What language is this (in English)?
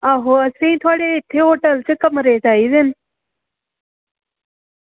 Dogri